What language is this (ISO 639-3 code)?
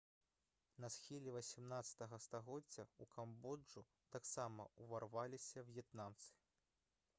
bel